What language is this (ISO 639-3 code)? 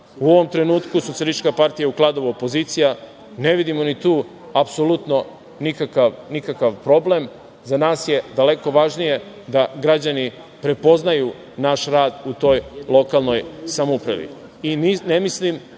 srp